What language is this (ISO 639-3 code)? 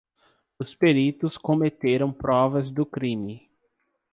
por